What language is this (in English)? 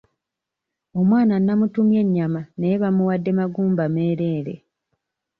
Ganda